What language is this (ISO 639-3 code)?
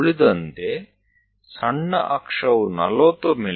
kan